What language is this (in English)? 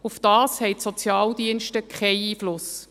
Swiss German